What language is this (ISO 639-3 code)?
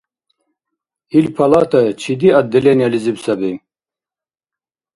dar